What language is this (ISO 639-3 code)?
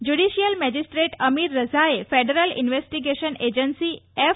guj